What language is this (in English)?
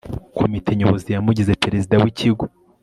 Kinyarwanda